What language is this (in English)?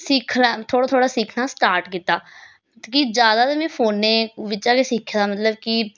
Dogri